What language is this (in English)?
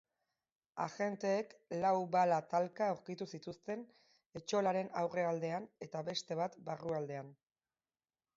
Basque